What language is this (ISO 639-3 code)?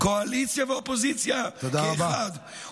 heb